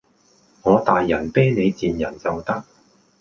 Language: Cantonese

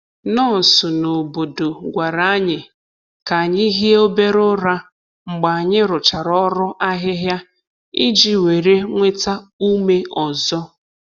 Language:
Igbo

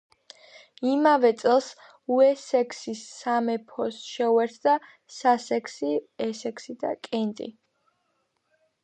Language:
Georgian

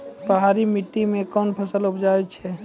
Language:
Maithili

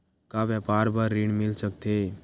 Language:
Chhattisgarhi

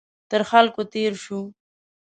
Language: Pashto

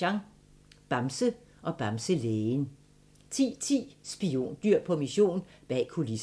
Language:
Danish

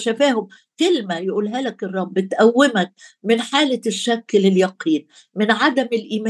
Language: Arabic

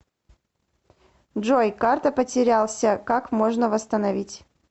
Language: Russian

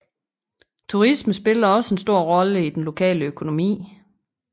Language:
Danish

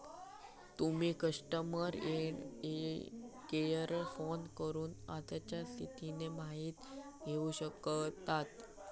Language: Marathi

